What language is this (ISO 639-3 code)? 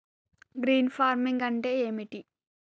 tel